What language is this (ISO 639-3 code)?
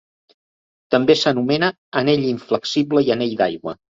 cat